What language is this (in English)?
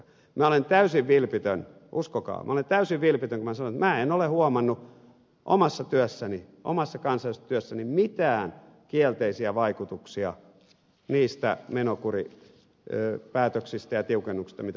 Finnish